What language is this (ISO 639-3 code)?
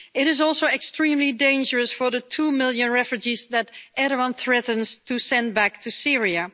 eng